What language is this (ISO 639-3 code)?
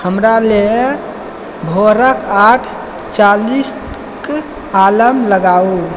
mai